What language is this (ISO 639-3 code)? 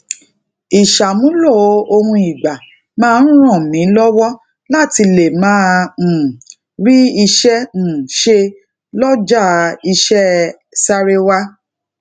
yor